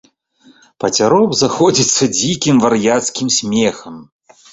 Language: Belarusian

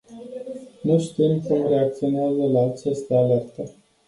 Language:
Romanian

